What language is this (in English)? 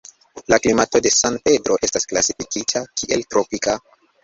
Esperanto